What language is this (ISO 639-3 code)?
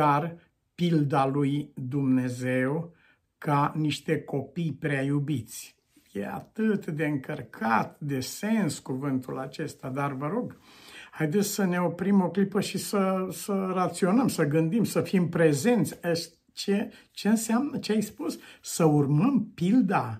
ron